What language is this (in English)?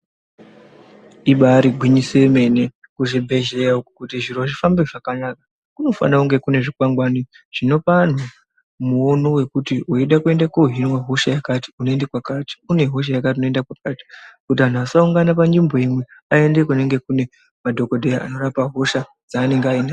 Ndau